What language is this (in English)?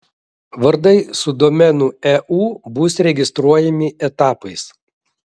Lithuanian